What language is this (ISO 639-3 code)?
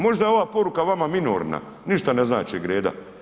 hrv